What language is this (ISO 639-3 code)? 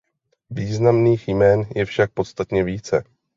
ces